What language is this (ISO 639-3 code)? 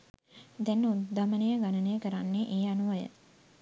sin